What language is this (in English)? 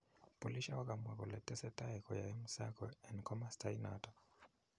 Kalenjin